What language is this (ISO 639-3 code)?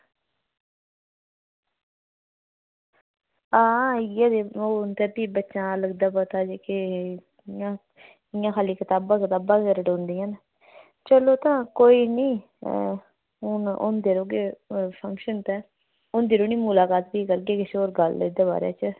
doi